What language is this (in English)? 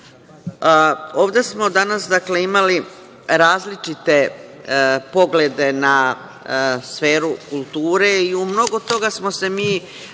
Serbian